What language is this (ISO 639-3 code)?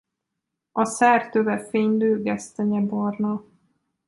hun